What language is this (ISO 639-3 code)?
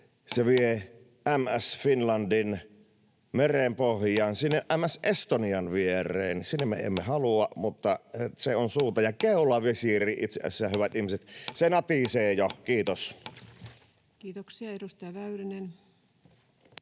fin